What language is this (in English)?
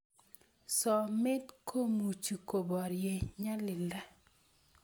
Kalenjin